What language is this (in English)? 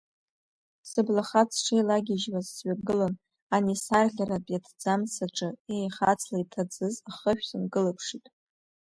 Abkhazian